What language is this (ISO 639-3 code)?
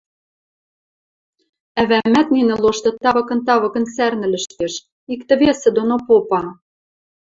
mrj